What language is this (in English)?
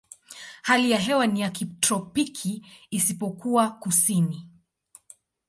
Swahili